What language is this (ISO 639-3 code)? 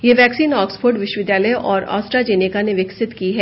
hin